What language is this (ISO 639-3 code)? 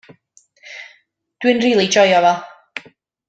cym